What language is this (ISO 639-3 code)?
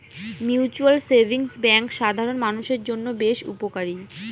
ben